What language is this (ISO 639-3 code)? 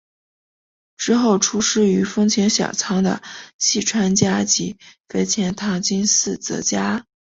zho